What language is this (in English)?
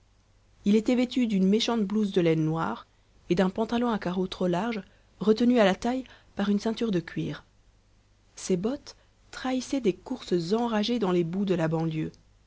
French